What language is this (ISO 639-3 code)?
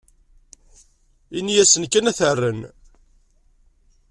kab